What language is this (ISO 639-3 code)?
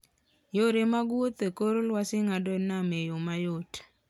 luo